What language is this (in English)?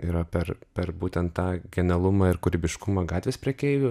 Lithuanian